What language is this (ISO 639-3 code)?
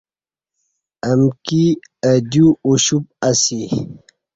bsh